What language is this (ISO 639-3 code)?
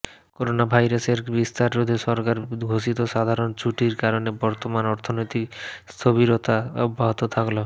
ben